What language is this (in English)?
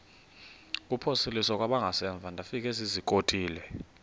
Xhosa